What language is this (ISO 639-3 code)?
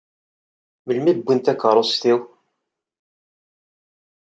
kab